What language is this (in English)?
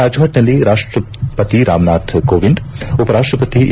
Kannada